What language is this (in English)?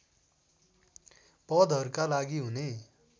Nepali